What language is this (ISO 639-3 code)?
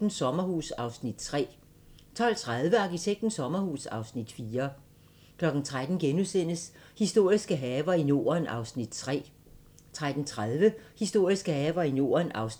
dan